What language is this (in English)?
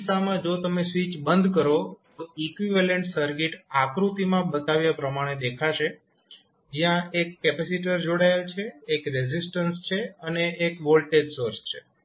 Gujarati